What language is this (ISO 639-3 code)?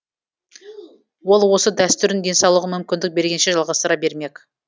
kaz